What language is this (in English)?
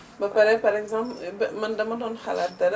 Wolof